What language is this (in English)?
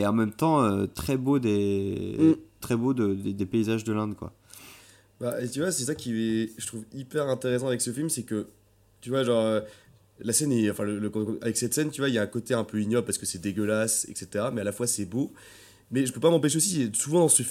French